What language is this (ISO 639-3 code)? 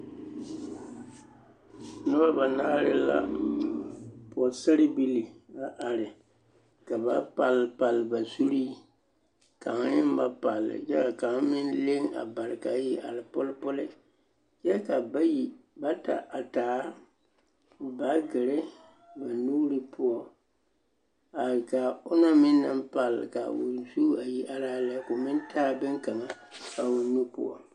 dga